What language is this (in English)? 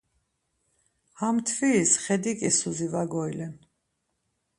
Laz